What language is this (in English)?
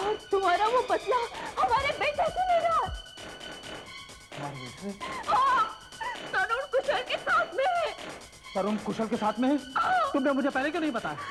Hindi